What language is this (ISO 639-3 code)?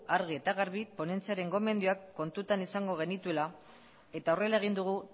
eus